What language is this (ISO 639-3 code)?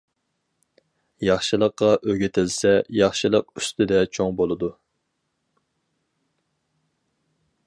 uig